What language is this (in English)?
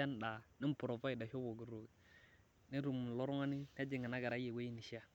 Masai